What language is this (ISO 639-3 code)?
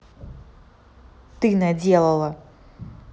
rus